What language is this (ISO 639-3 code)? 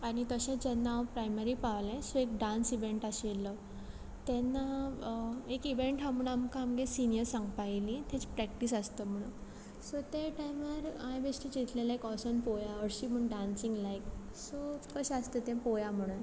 kok